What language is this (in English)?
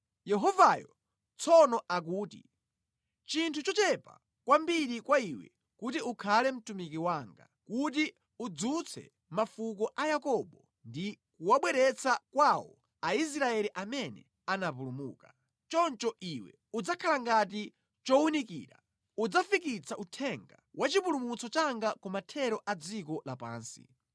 Nyanja